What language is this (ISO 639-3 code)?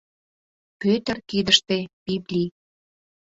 chm